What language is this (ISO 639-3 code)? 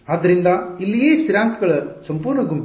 kan